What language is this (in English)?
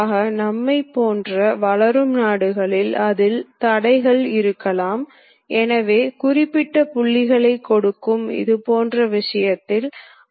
Tamil